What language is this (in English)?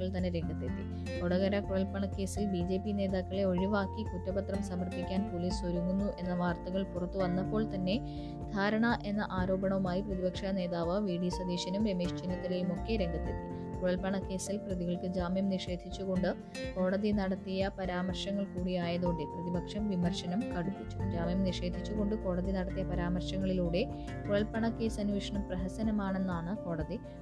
Malayalam